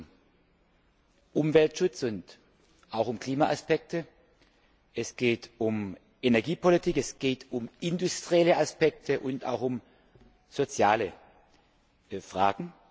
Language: German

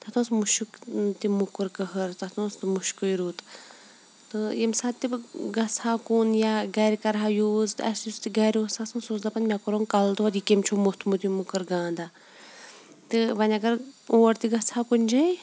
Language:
Kashmiri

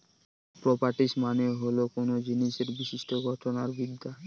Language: Bangla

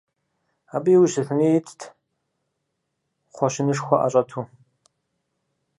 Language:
Kabardian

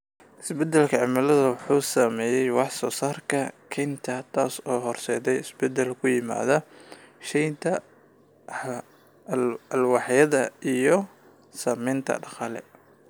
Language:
Somali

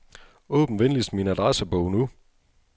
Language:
Danish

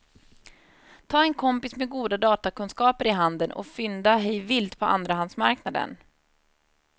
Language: Swedish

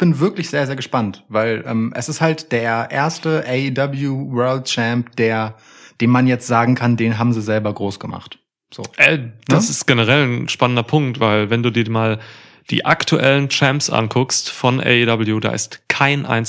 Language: German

